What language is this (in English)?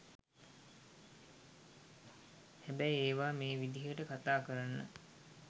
Sinhala